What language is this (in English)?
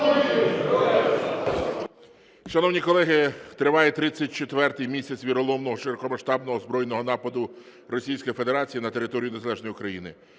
Ukrainian